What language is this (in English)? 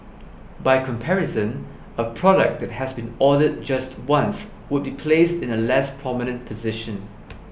English